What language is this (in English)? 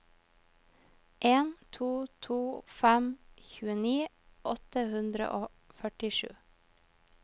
Norwegian